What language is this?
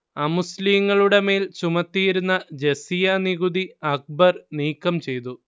Malayalam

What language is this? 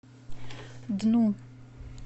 Russian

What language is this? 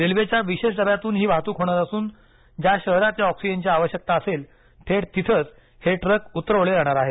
Marathi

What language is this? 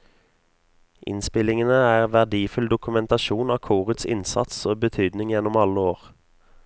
Norwegian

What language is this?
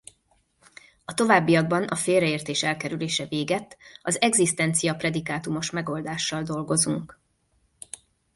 Hungarian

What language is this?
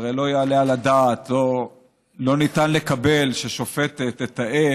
Hebrew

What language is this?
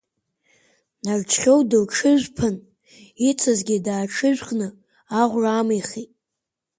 Abkhazian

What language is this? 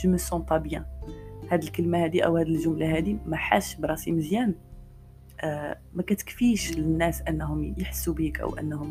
Arabic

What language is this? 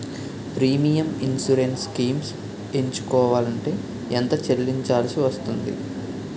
Telugu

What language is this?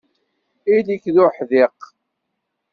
Kabyle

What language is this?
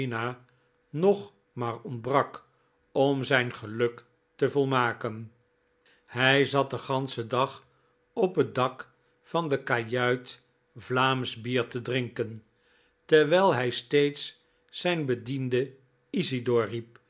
Dutch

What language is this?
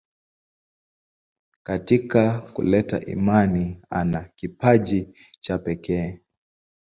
Swahili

